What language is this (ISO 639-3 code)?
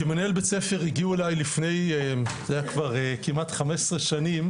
heb